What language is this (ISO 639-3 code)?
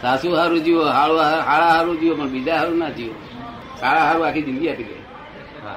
guj